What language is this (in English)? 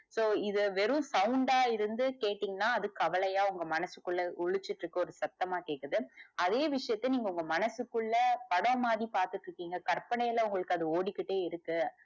Tamil